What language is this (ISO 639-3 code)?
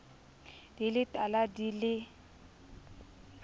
sot